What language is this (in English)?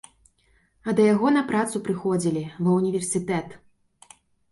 Belarusian